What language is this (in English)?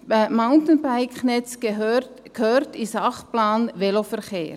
Swiss German